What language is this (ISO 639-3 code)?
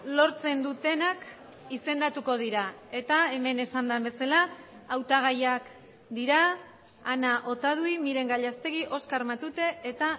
eus